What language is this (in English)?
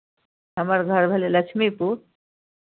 Maithili